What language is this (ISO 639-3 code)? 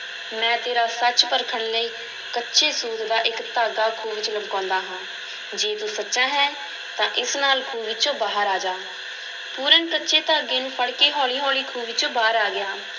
pan